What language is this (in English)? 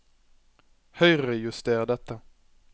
Norwegian